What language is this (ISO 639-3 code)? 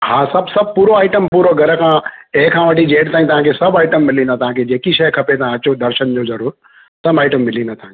snd